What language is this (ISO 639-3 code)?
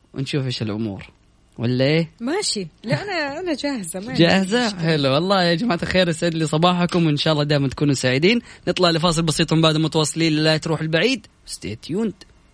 ara